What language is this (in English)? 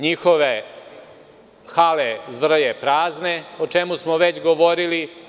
Serbian